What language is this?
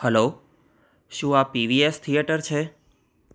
Gujarati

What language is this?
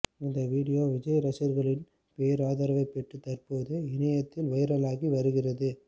Tamil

